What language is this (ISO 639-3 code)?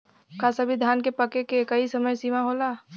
bho